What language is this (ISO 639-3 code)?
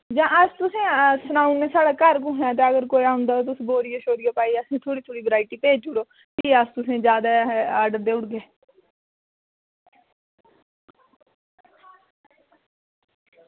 doi